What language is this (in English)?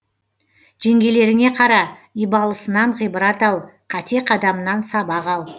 Kazakh